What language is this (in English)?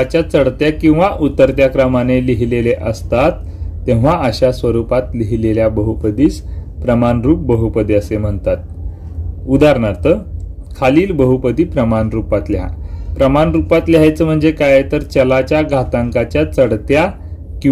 Romanian